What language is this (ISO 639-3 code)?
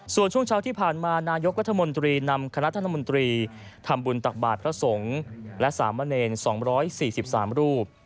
tha